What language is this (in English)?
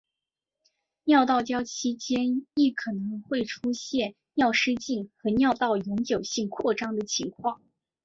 Chinese